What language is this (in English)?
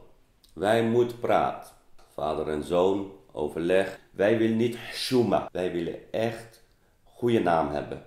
Dutch